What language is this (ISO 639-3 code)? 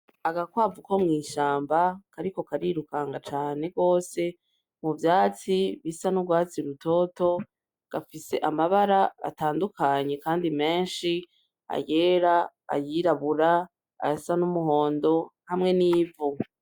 run